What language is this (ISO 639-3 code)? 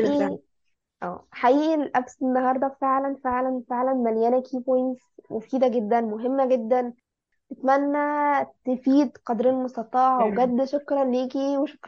ara